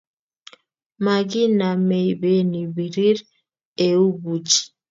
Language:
Kalenjin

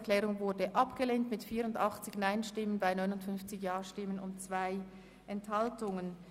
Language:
Swiss German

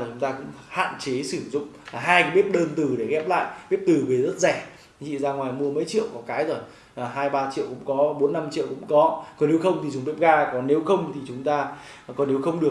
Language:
Vietnamese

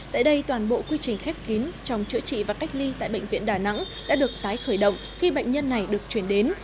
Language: Vietnamese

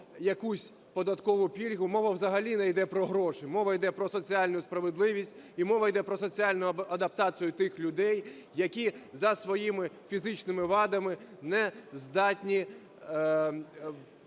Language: Ukrainian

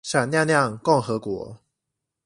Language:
Chinese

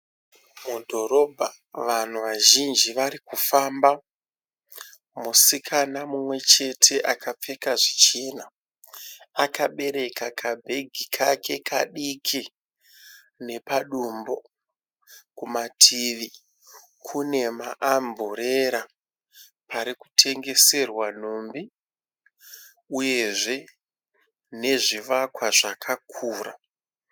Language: Shona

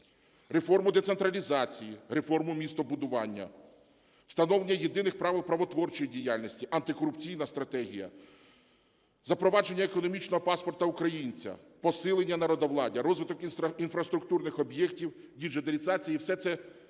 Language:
Ukrainian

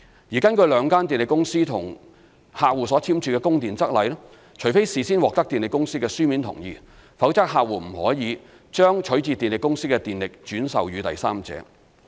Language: Cantonese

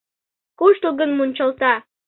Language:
Mari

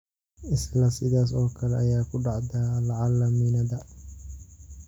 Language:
Somali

